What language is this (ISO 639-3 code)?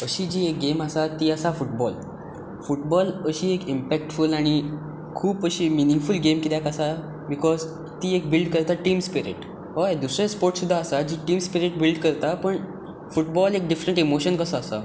kok